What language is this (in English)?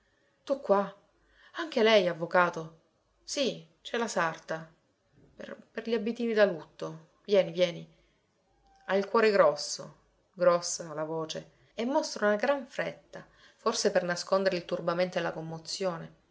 Italian